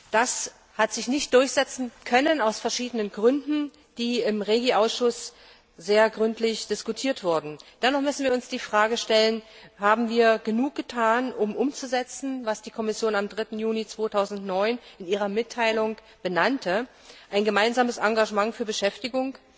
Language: German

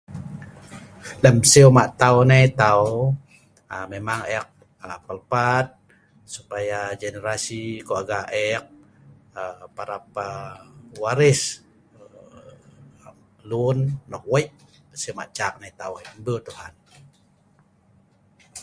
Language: Sa'ban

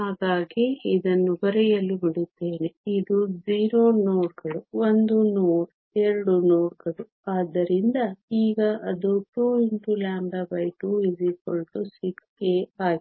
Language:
Kannada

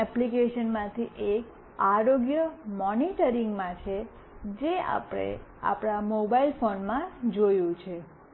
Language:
Gujarati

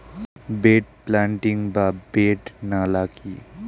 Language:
Bangla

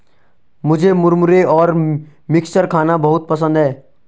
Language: Hindi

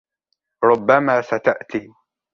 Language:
Arabic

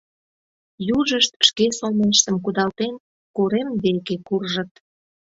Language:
Mari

